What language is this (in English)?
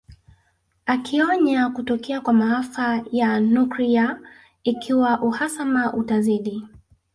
Swahili